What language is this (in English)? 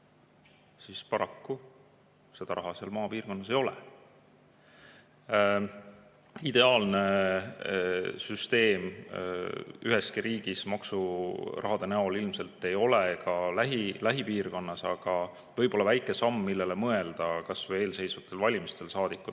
Estonian